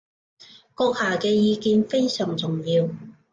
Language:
Cantonese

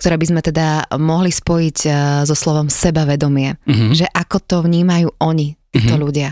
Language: Slovak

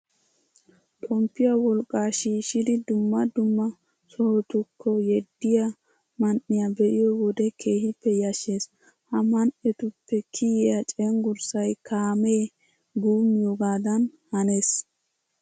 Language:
Wolaytta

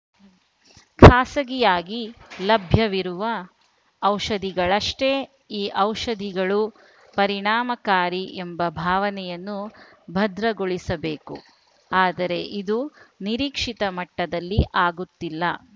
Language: Kannada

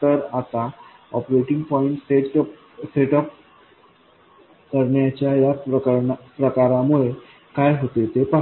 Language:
Marathi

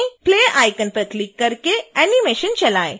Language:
Hindi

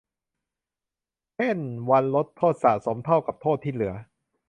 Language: Thai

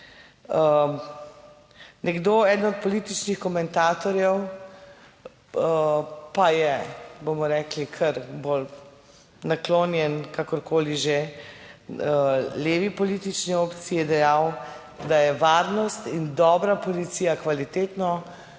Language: Slovenian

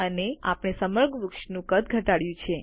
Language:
Gujarati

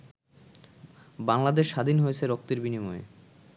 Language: Bangla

